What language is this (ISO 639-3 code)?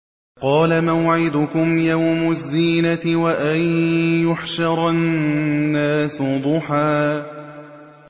ara